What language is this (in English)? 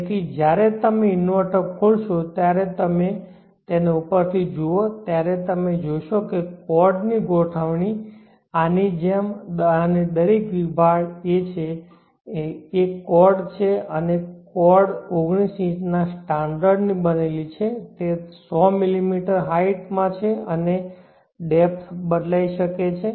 Gujarati